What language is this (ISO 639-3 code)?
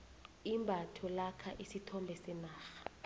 nbl